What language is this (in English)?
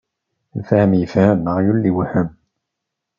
Kabyle